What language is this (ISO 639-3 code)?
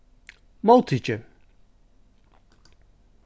fao